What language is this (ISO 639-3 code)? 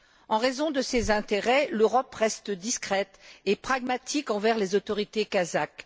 fra